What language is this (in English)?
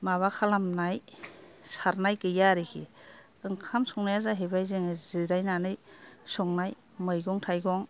Bodo